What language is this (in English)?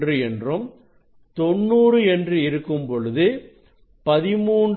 Tamil